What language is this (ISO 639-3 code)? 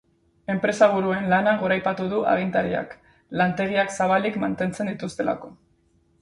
eus